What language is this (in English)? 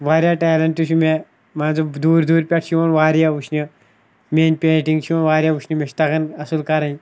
Kashmiri